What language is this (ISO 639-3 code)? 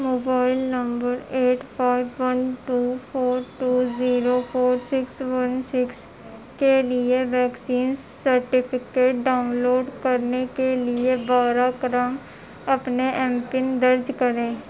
urd